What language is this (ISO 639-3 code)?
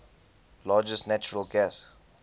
eng